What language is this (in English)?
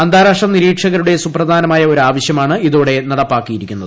Malayalam